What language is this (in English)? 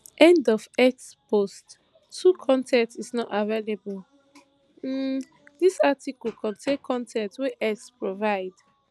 Nigerian Pidgin